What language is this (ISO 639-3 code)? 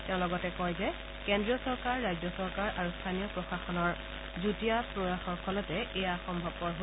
asm